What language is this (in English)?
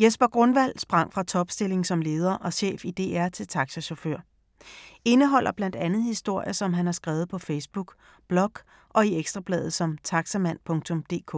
Danish